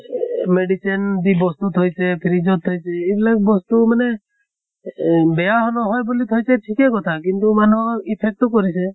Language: Assamese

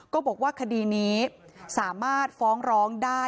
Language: Thai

